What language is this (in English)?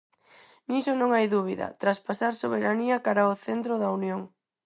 Galician